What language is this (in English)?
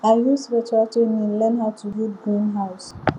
Nigerian Pidgin